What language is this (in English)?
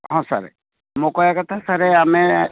Odia